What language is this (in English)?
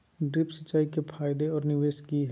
Magahi